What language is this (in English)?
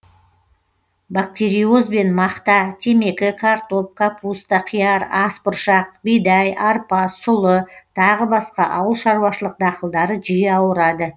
Kazakh